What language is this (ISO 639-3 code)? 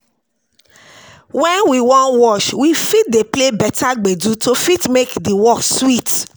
pcm